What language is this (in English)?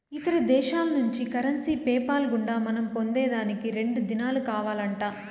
Telugu